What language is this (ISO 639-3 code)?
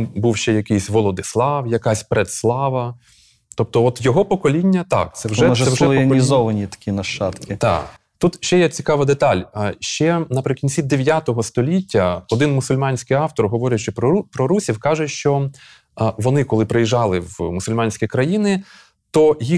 ukr